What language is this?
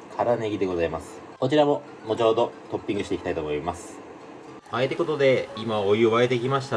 Japanese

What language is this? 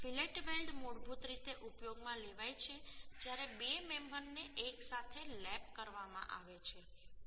Gujarati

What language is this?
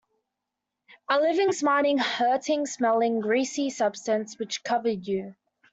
English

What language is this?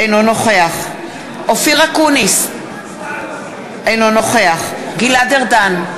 Hebrew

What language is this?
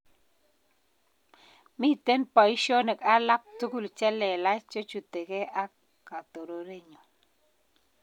Kalenjin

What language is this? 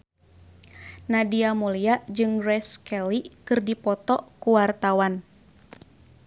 Sundanese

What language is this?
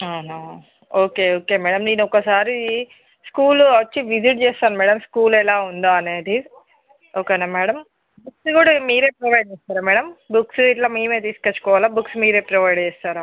Telugu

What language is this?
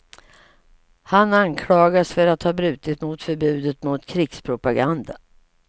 Swedish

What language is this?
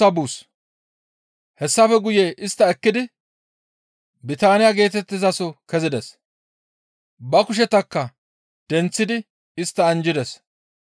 Gamo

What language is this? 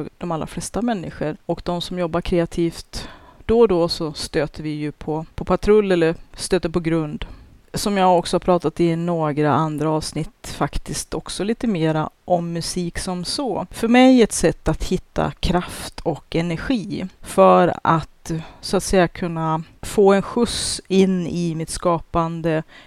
Swedish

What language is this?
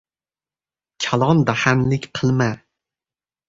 Uzbek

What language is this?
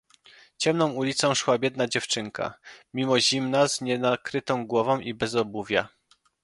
Polish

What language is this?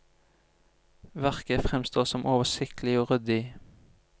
Norwegian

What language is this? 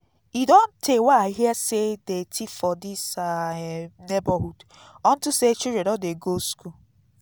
Nigerian Pidgin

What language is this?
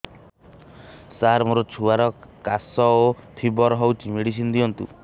Odia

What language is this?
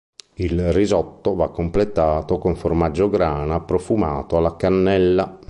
Italian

